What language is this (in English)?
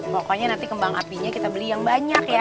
Indonesian